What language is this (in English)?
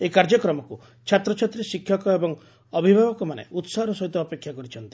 Odia